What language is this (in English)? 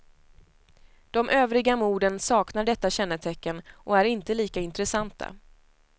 Swedish